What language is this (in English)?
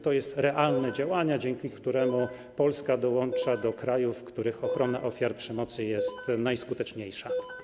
Polish